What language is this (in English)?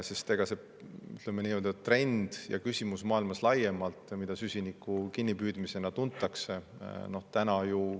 Estonian